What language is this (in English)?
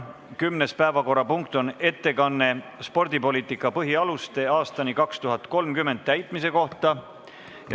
Estonian